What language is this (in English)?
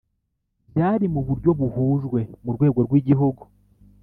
Kinyarwanda